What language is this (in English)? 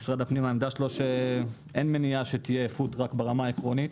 Hebrew